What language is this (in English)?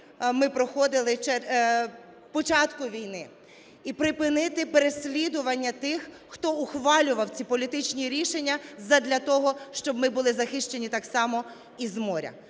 Ukrainian